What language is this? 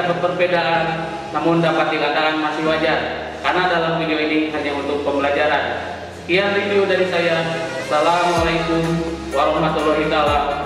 Indonesian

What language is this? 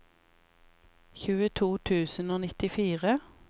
Norwegian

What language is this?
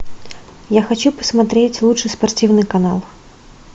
Russian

